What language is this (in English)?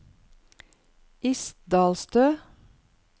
Norwegian